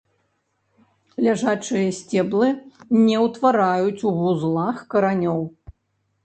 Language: Belarusian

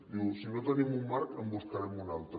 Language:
Catalan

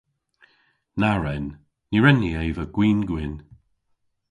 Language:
Cornish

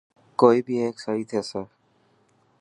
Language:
Dhatki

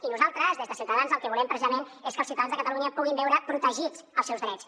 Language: Catalan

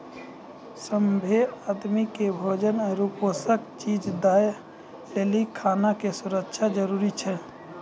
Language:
Maithili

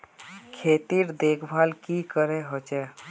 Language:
Magahi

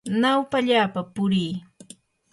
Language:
Yanahuanca Pasco Quechua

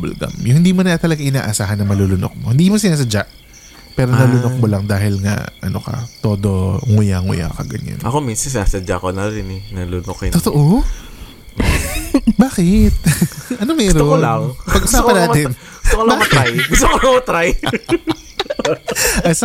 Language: Filipino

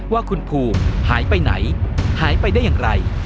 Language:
Thai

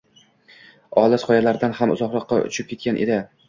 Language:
Uzbek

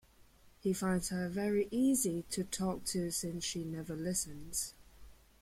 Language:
English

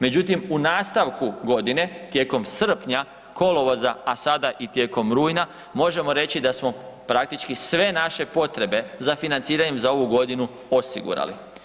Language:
Croatian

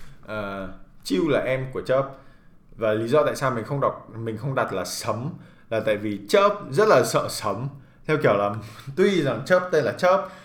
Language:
Vietnamese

